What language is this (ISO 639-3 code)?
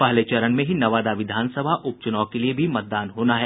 hin